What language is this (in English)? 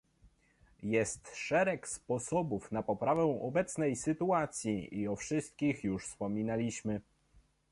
Polish